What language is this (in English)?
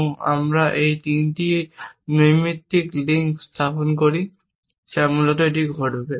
Bangla